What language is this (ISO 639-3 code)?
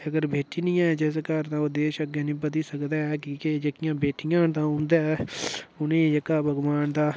doi